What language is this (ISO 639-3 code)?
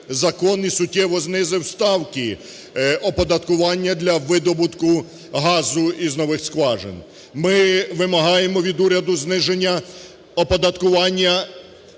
ukr